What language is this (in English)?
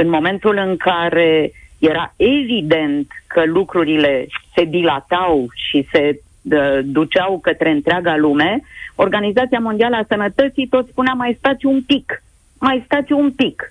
Romanian